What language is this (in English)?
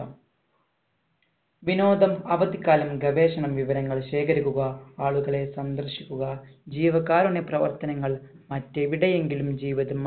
Malayalam